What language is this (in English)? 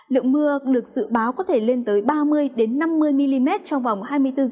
Vietnamese